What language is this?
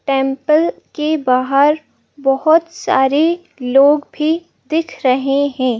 Hindi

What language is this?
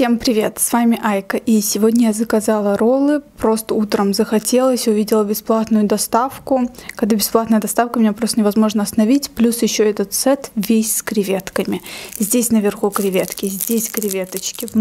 Russian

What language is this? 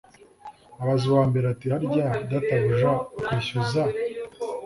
Kinyarwanda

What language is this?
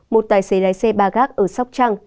Vietnamese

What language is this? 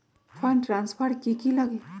Magahi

